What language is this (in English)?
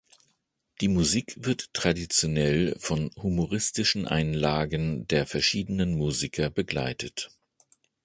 German